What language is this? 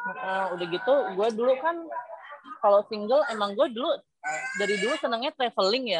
Indonesian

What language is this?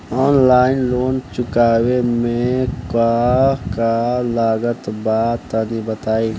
Bhojpuri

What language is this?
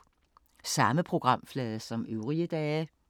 Danish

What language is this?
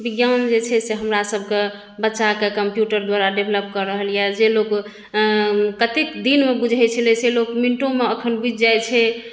Maithili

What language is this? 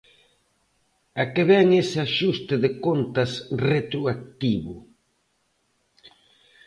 Galician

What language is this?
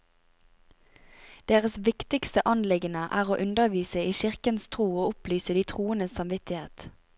Norwegian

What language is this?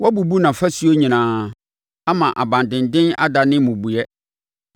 Akan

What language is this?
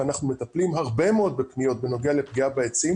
Hebrew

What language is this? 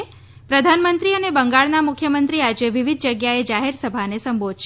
Gujarati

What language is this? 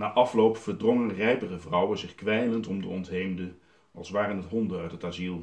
Dutch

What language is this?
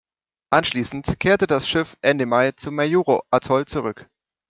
German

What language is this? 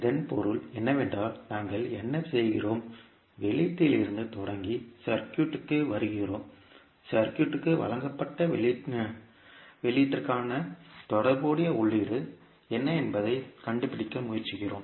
Tamil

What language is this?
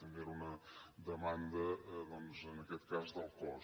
Catalan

